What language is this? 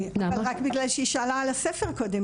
Hebrew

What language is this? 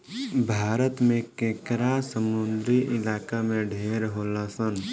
Bhojpuri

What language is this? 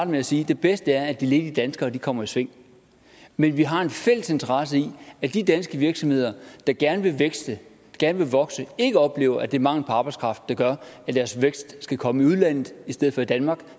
Danish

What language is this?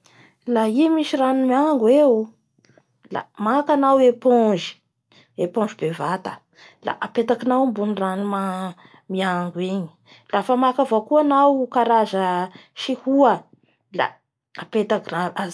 Bara Malagasy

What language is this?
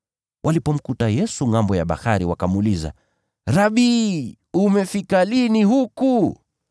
Swahili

